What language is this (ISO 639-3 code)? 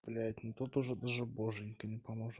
rus